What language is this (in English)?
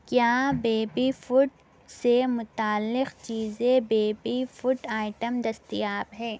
Urdu